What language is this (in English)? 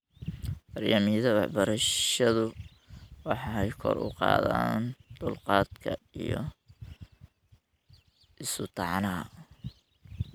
Somali